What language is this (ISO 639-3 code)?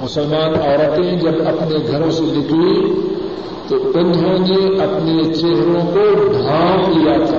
urd